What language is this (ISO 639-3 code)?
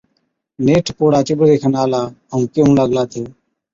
odk